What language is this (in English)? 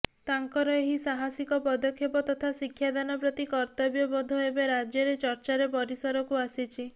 Odia